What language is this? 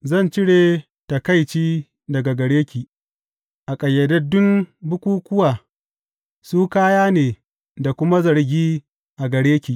Hausa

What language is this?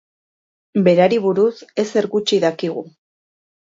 Basque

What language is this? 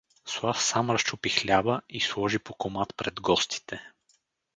Bulgarian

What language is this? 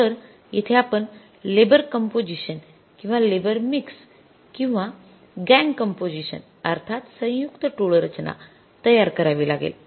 Marathi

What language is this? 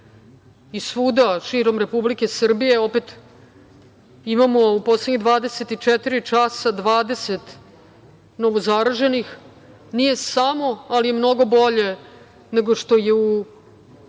Serbian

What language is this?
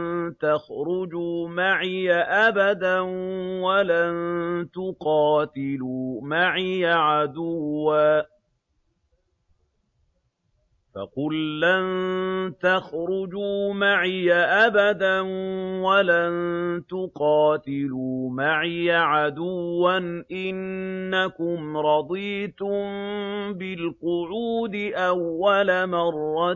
Arabic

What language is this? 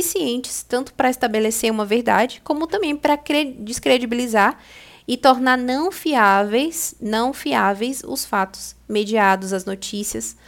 Portuguese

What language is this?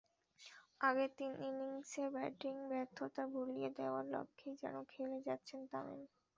Bangla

